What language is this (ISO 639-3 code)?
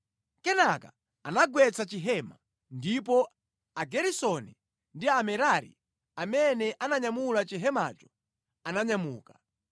nya